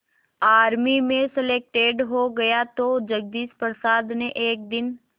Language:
Hindi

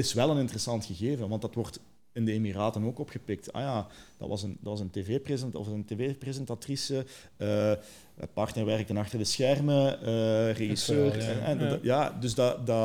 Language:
Dutch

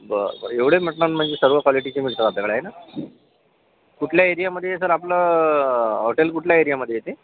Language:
Marathi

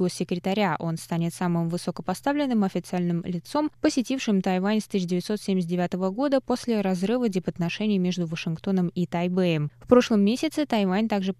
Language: Russian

